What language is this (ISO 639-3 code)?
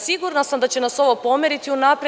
srp